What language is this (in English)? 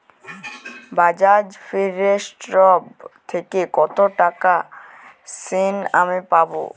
Bangla